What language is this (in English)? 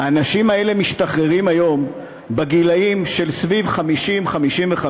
Hebrew